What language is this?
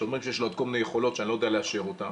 Hebrew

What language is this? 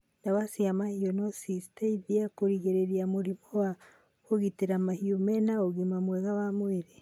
Kikuyu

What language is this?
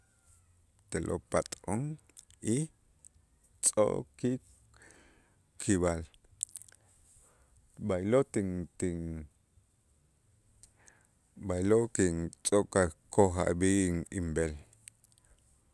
Itzá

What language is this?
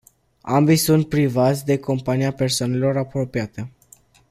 Romanian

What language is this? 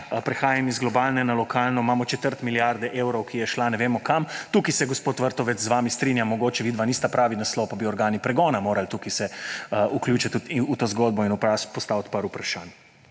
Slovenian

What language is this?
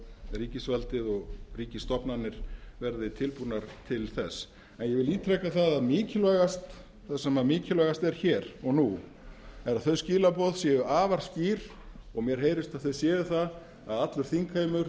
Icelandic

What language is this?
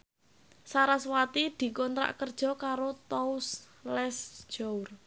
Javanese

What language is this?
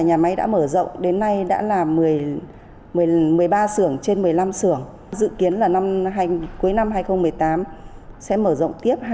Vietnamese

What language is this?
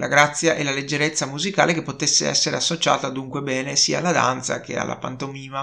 Italian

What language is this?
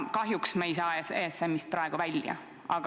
Estonian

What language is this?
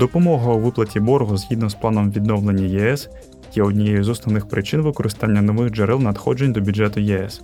Ukrainian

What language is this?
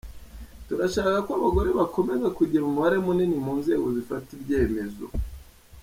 Kinyarwanda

